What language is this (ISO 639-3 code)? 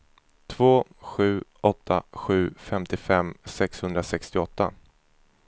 swe